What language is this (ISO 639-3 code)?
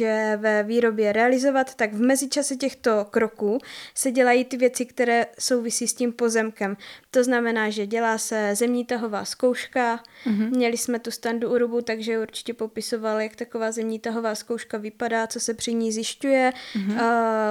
ces